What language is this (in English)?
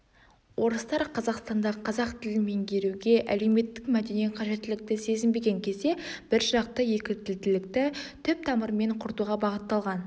Kazakh